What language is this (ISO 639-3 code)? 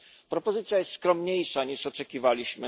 pol